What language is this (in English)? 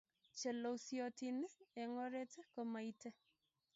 Kalenjin